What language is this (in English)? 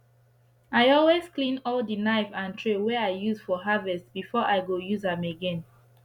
Nigerian Pidgin